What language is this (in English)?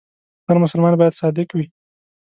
Pashto